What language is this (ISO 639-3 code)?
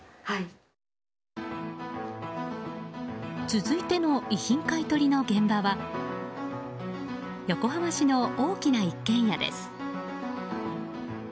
jpn